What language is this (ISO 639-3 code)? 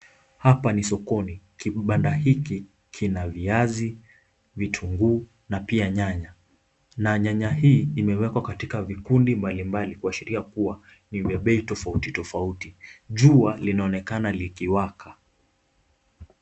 swa